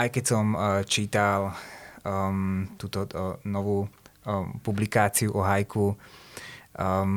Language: Slovak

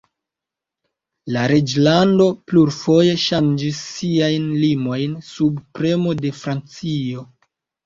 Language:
Esperanto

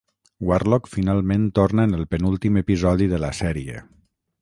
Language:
Catalan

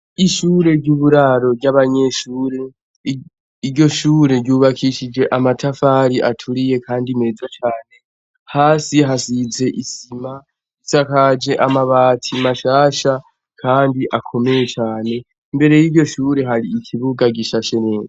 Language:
Rundi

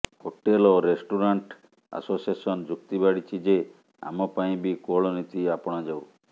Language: Odia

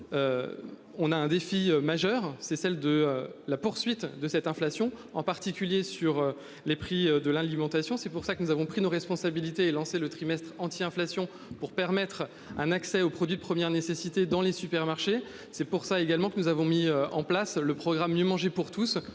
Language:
French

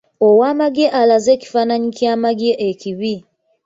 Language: Ganda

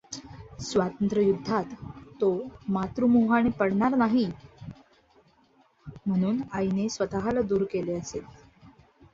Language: Marathi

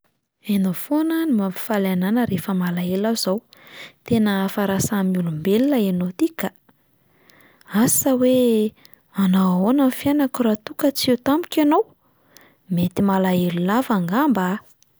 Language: Malagasy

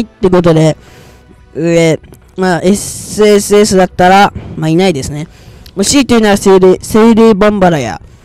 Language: Japanese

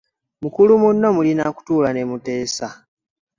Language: Ganda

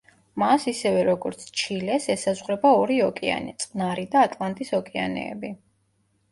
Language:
Georgian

